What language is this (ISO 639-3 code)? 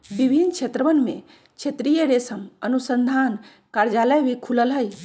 mag